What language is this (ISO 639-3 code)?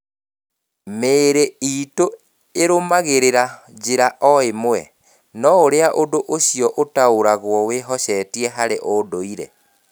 kik